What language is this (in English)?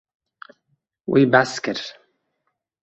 Kurdish